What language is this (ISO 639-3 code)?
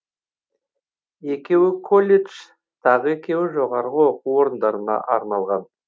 kaz